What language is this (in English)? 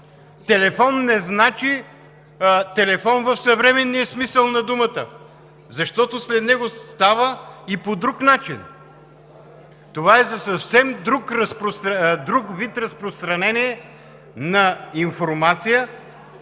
Bulgarian